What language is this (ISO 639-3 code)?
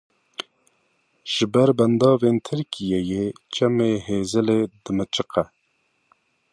kur